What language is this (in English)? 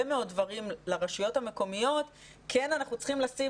Hebrew